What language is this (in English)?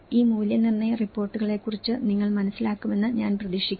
Malayalam